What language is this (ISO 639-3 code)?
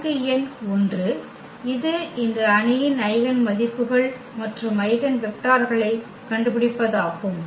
tam